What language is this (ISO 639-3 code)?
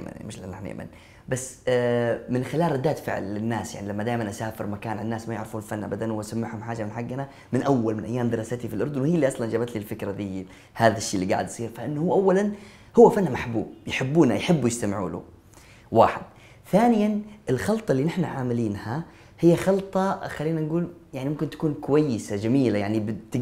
ara